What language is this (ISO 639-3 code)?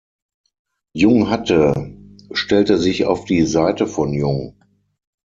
deu